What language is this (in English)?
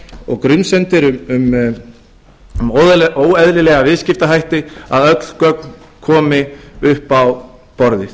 Icelandic